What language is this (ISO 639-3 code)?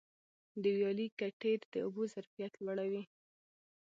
pus